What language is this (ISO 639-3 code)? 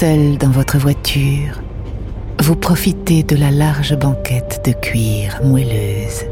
fra